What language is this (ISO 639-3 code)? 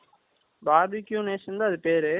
tam